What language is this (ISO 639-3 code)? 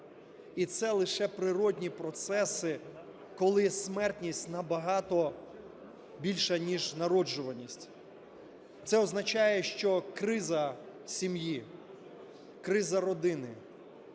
ukr